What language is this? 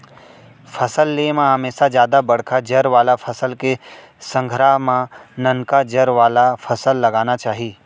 Chhattisgarhi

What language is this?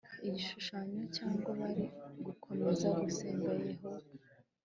Kinyarwanda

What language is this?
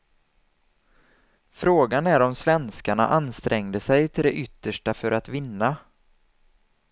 Swedish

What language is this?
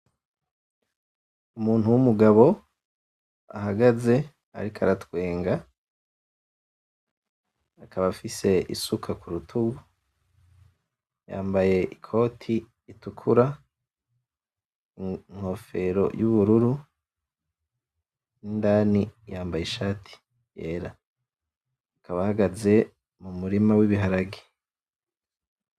Rundi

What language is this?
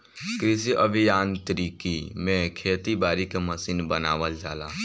Bhojpuri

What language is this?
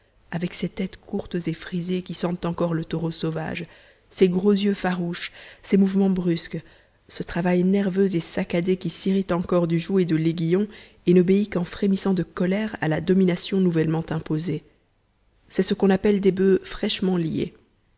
French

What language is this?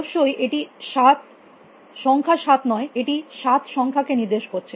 Bangla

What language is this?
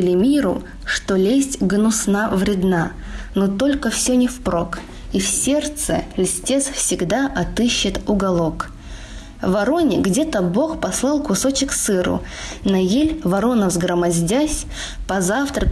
Russian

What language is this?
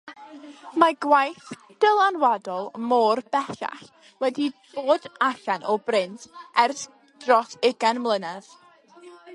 Welsh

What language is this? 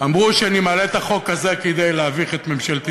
Hebrew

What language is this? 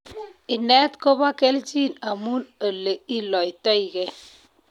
Kalenjin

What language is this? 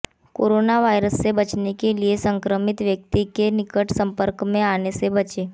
Hindi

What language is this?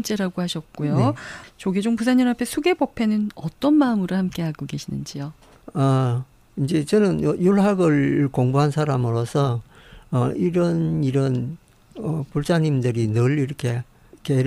Korean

